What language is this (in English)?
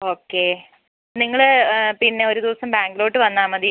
Malayalam